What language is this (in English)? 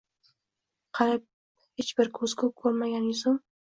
Uzbek